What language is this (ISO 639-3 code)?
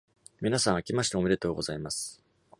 jpn